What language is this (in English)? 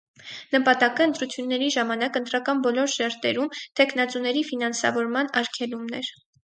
Armenian